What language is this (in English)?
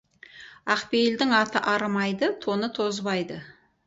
Kazakh